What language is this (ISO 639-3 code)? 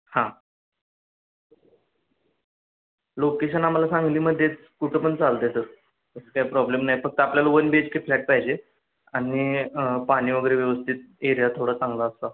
mar